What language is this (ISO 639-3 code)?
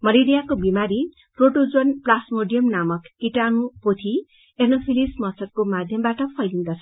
nep